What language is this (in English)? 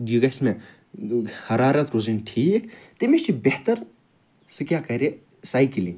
Kashmiri